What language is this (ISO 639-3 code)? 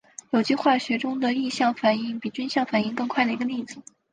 zho